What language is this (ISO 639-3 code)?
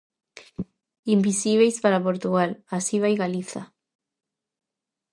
glg